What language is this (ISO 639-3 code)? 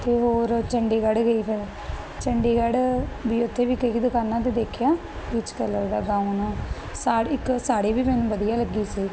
pan